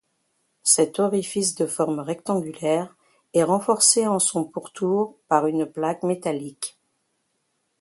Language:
French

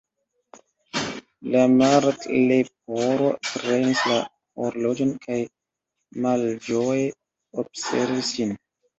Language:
Esperanto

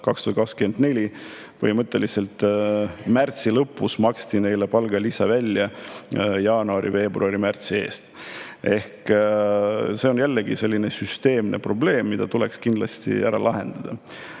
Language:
Estonian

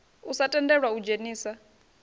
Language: Venda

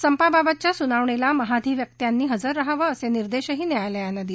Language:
Marathi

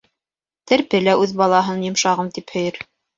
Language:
Bashkir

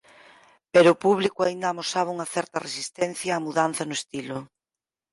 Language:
Galician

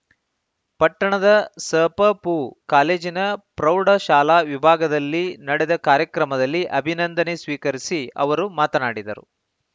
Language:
Kannada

